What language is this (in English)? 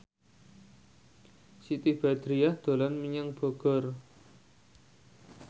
Javanese